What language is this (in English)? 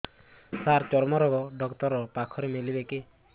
Odia